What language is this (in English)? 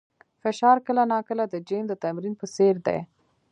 Pashto